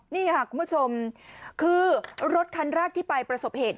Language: Thai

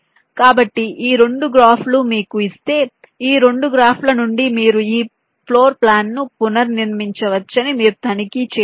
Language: Telugu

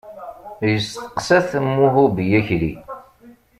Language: Kabyle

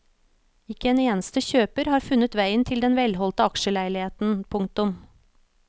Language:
Norwegian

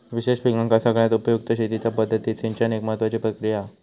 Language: Marathi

